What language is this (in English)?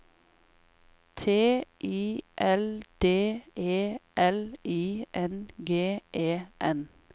Norwegian